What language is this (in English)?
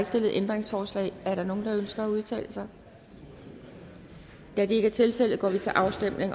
Danish